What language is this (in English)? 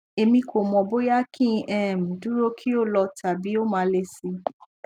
Yoruba